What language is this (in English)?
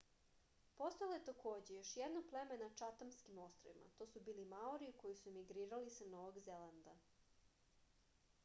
Serbian